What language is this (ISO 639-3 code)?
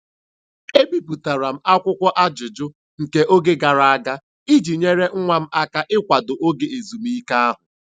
ibo